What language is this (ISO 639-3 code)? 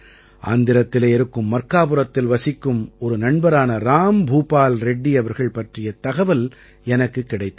tam